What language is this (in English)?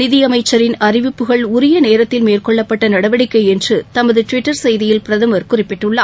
Tamil